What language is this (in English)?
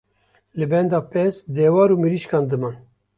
Kurdish